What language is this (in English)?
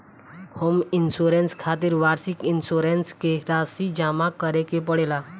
Bhojpuri